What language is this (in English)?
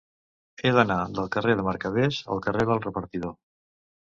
Catalan